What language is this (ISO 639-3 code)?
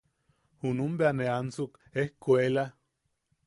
yaq